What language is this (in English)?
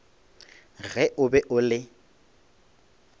Northern Sotho